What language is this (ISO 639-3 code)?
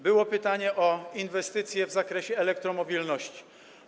pol